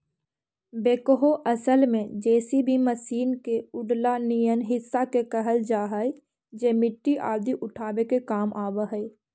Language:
Magahi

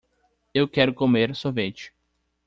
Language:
Portuguese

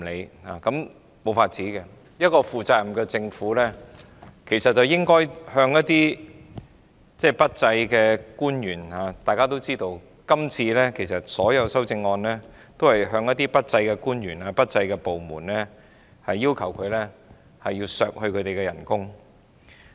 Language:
Cantonese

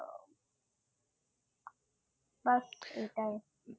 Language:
Bangla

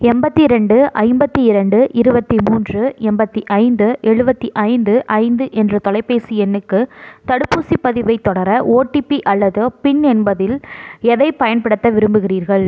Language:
Tamil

